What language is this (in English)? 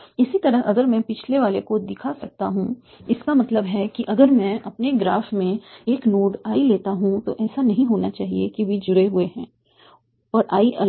Hindi